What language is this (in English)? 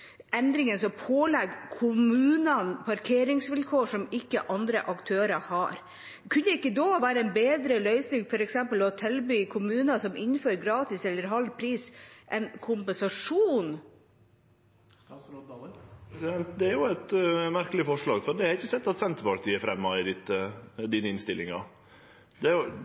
Norwegian